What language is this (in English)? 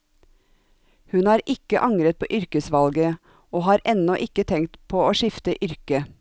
Norwegian